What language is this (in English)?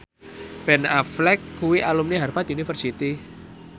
Javanese